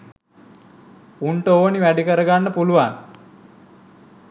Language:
Sinhala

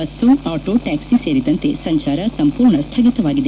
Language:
Kannada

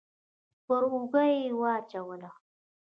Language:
Pashto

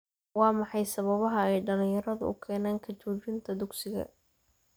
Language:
Somali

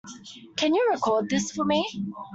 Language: English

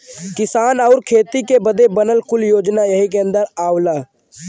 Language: Bhojpuri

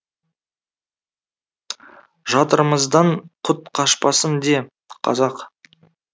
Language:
Kazakh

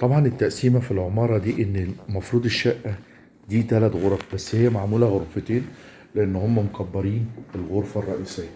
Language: Arabic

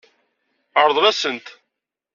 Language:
Kabyle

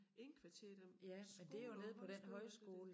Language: Danish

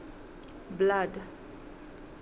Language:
Southern Sotho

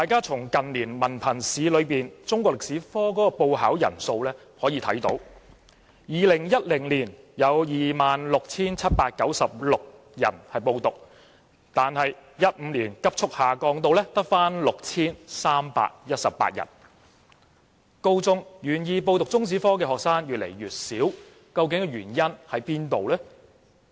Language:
Cantonese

